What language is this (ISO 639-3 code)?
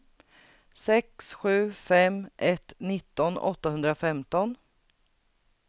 swe